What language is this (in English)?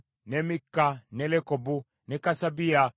Ganda